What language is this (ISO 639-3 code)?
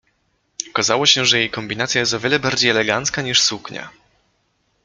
pol